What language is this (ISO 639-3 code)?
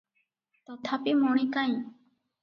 ori